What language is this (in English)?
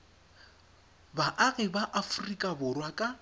Tswana